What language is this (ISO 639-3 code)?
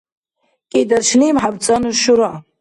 dar